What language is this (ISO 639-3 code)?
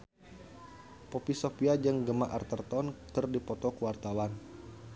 sun